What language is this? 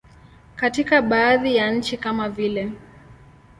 Swahili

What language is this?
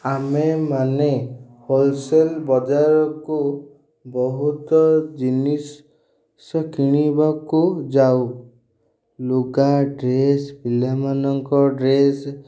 Odia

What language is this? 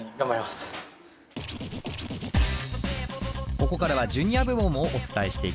Japanese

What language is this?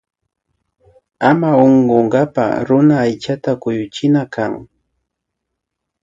Imbabura Highland Quichua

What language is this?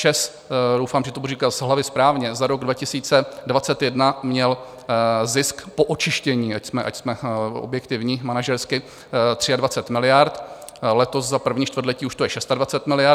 Czech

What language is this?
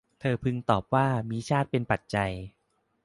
Thai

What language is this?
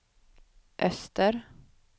Swedish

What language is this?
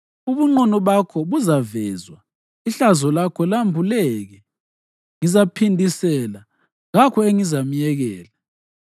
North Ndebele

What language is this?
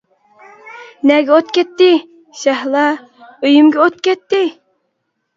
Uyghur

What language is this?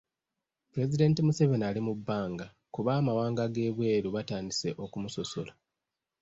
Ganda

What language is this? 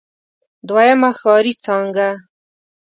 Pashto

